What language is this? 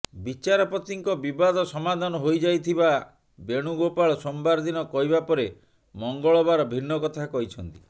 Odia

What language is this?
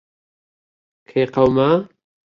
Central Kurdish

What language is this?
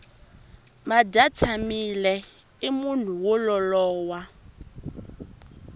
Tsonga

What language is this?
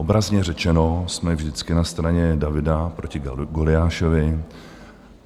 Czech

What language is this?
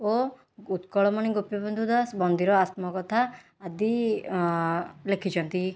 Odia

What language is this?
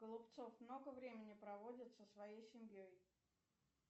Russian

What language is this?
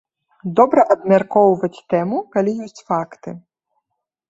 Belarusian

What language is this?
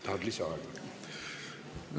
Estonian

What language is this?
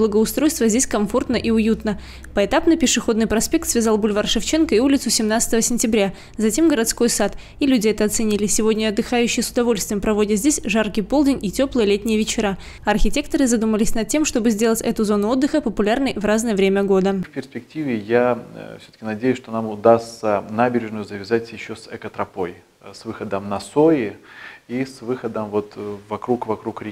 Russian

